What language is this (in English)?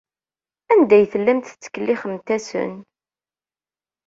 Kabyle